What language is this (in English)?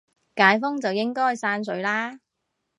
Cantonese